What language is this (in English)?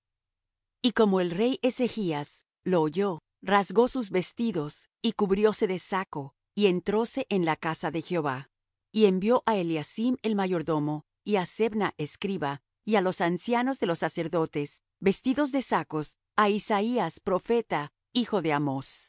Spanish